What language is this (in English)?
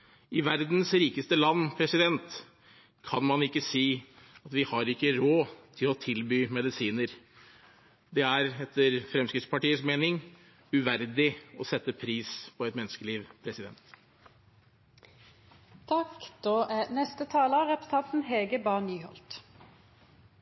Norwegian Bokmål